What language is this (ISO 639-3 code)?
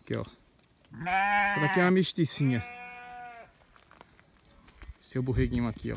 por